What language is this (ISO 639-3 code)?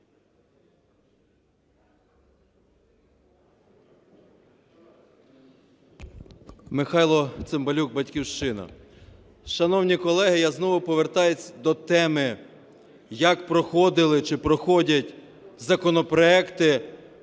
ukr